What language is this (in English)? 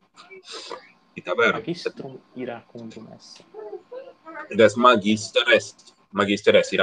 Italian